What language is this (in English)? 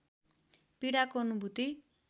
Nepali